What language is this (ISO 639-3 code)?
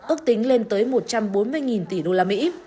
vie